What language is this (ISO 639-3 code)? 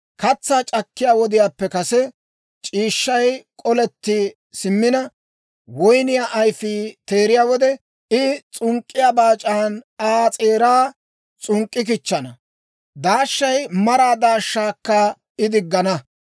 dwr